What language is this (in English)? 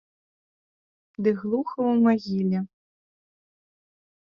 Belarusian